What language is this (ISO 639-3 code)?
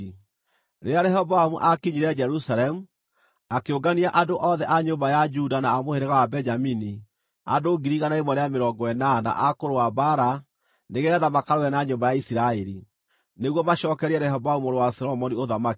kik